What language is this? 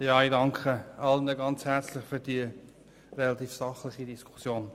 Swiss German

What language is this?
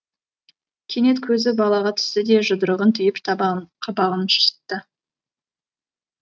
Kazakh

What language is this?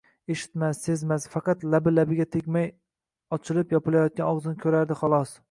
Uzbek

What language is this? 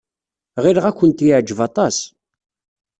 Kabyle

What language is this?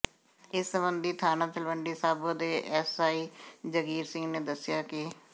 Punjabi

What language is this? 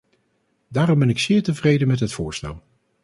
Dutch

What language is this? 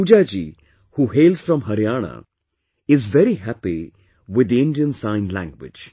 English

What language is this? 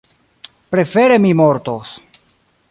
Esperanto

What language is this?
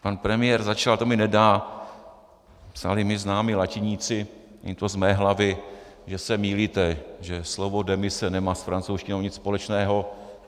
Czech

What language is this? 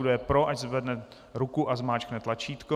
Czech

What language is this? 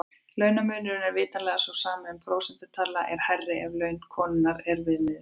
Icelandic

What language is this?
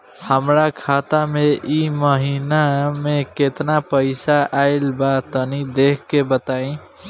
Bhojpuri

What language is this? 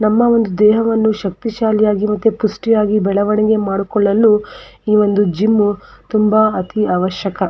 Kannada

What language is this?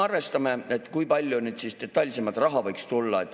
Estonian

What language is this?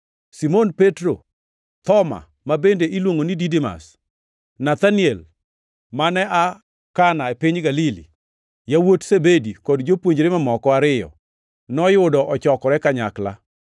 Luo (Kenya and Tanzania)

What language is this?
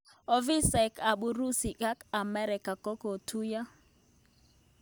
Kalenjin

